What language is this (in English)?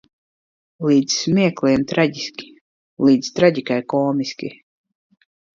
Latvian